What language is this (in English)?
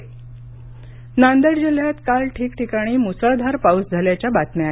Marathi